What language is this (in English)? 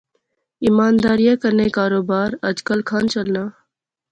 Pahari-Potwari